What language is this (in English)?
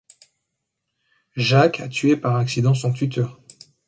French